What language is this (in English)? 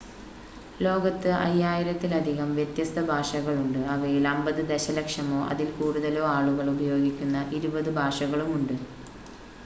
Malayalam